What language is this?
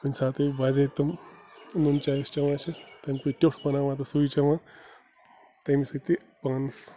Kashmiri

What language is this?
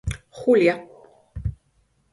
Galician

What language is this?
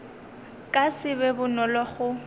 Northern Sotho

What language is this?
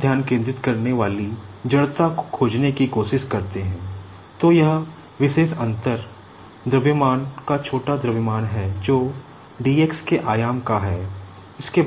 Hindi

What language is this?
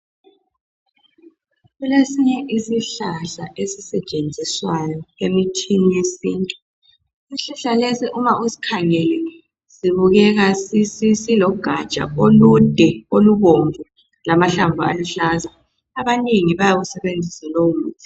North Ndebele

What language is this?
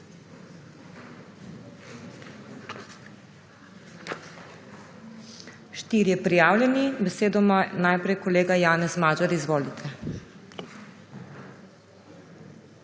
Slovenian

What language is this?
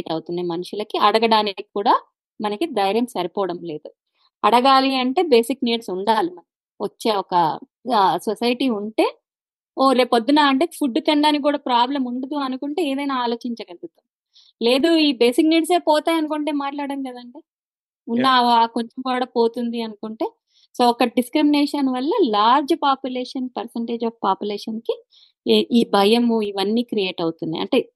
Telugu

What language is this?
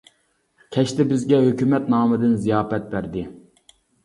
Uyghur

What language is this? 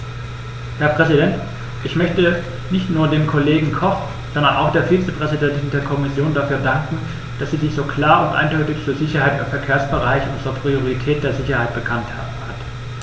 German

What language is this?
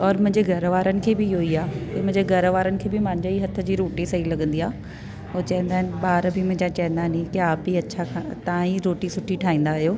Sindhi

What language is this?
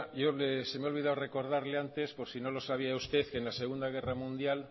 Spanish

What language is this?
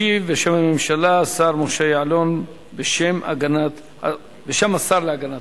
Hebrew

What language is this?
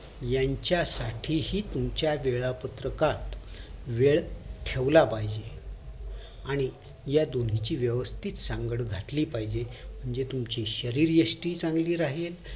Marathi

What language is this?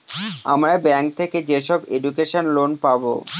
Bangla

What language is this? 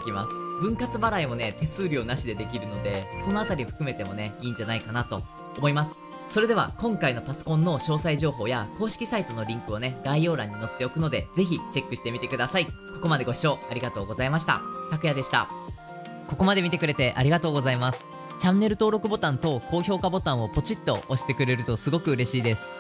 Japanese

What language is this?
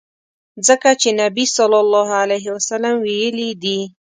Pashto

